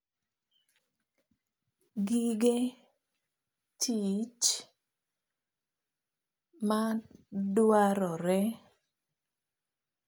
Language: Luo (Kenya and Tanzania)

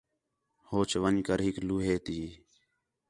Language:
Khetrani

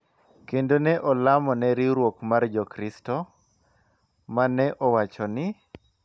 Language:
Luo (Kenya and Tanzania)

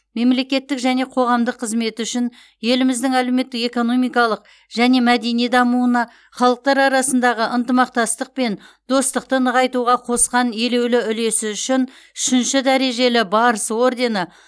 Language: Kazakh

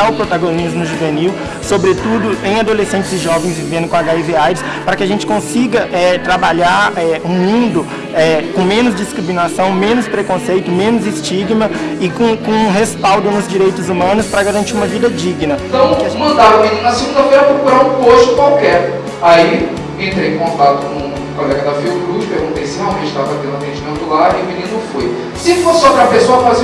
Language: Portuguese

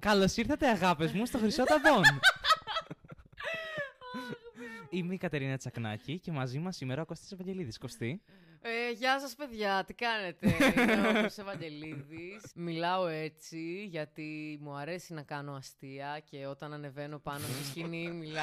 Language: Greek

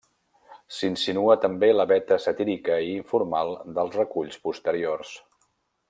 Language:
Catalan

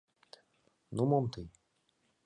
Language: Mari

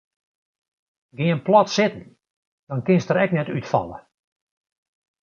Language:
Western Frisian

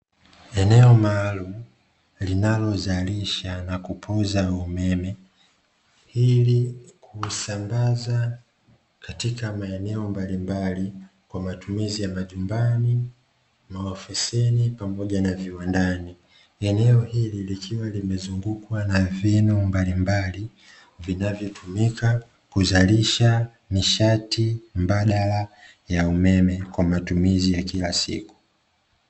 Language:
Swahili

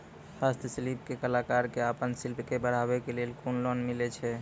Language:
Maithili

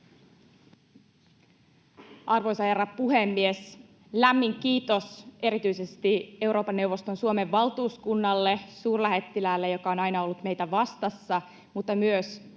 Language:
Finnish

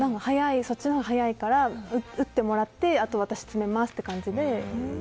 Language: Japanese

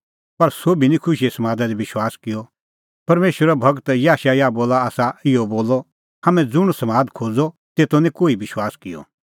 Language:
Kullu Pahari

